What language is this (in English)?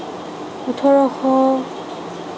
Assamese